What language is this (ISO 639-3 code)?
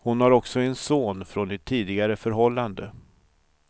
swe